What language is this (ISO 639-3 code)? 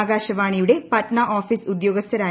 mal